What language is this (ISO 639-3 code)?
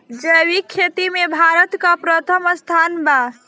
bho